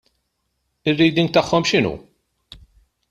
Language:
Maltese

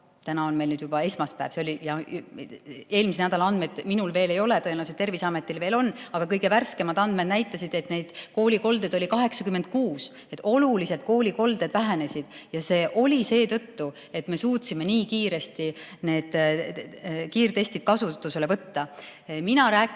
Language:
Estonian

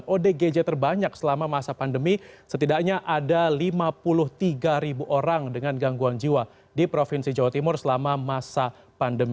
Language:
Indonesian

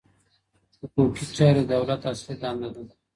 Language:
Pashto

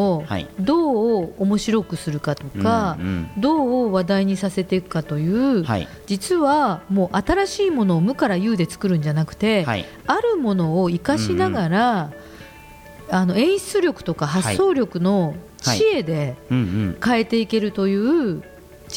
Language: Japanese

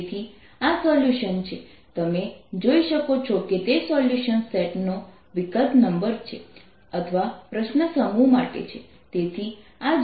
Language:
Gujarati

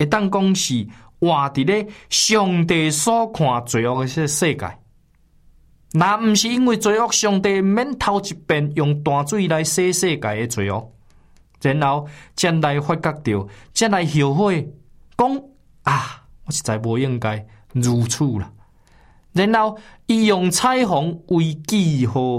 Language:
Chinese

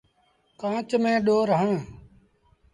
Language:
Sindhi Bhil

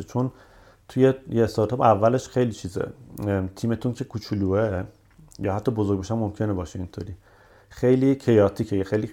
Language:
Persian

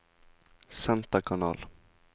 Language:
Norwegian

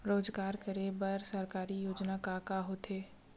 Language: Chhattisgarhi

